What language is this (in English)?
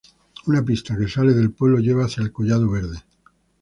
Spanish